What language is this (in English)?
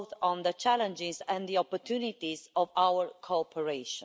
English